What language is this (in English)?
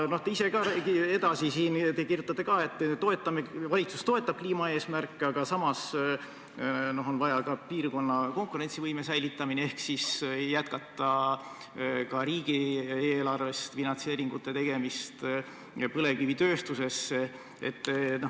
Estonian